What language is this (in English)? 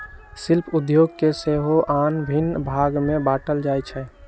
Magahi